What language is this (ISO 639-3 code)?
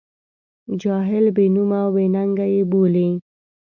pus